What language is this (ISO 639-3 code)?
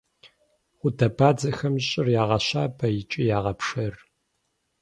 kbd